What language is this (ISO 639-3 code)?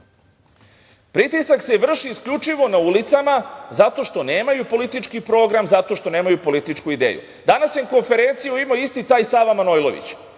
srp